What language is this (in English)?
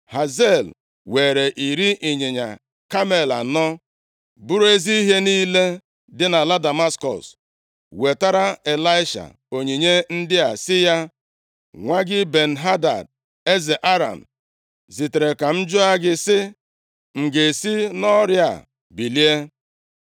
Igbo